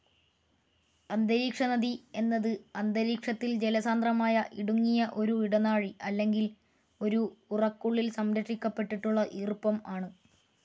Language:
Malayalam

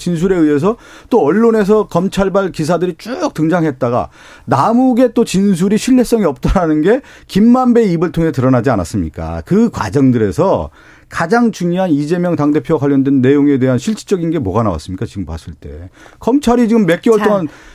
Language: Korean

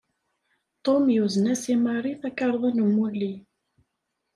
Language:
Kabyle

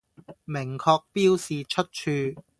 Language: Cantonese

